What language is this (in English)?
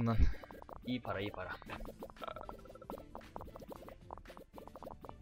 Turkish